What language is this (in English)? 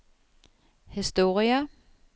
Norwegian